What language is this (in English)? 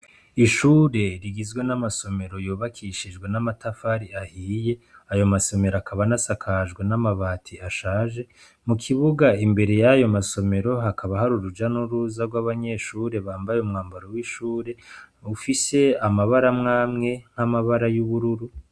Rundi